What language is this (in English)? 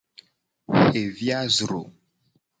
Gen